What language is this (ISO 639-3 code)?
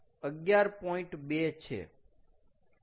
guj